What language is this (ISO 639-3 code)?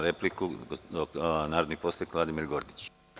srp